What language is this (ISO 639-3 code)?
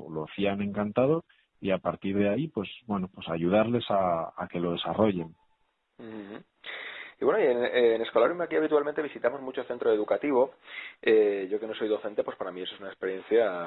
spa